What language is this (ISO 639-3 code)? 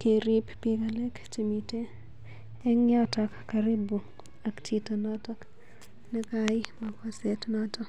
kln